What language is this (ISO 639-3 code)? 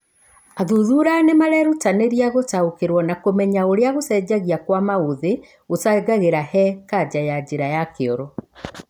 kik